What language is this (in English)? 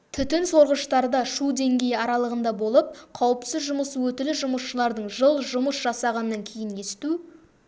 Kazakh